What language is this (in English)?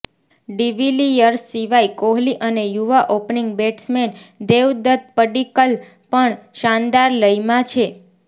Gujarati